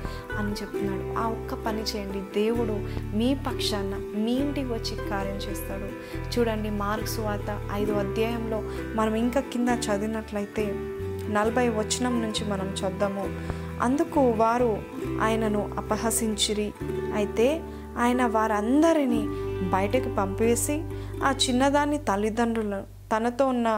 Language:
Telugu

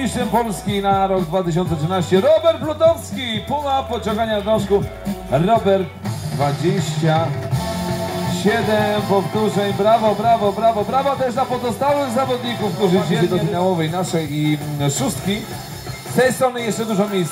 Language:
Polish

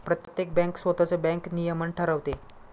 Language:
Marathi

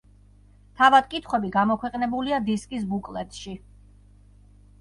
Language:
Georgian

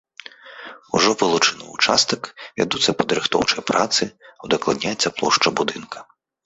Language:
Belarusian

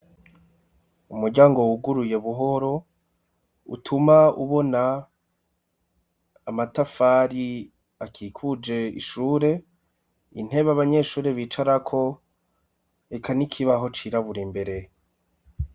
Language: Rundi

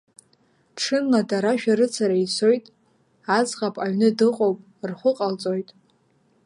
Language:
Abkhazian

